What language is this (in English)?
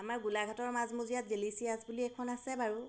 Assamese